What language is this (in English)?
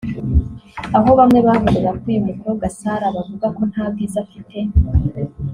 Kinyarwanda